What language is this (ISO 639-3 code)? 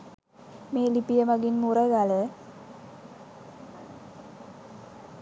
sin